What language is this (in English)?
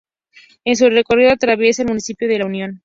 Spanish